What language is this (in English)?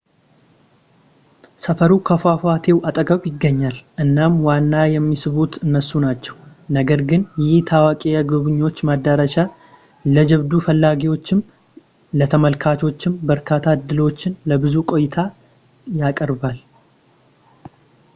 Amharic